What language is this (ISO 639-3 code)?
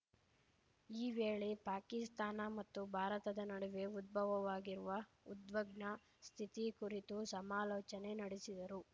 kan